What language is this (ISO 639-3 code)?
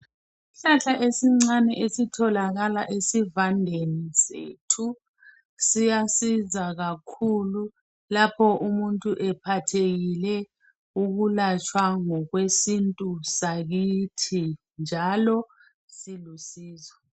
nde